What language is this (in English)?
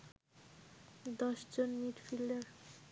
Bangla